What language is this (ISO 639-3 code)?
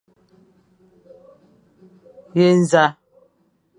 fan